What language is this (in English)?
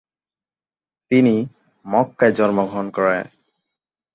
Bangla